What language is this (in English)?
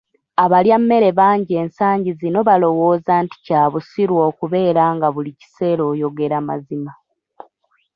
Ganda